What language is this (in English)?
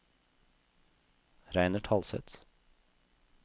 Norwegian